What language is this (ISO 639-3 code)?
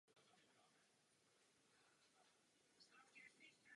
ces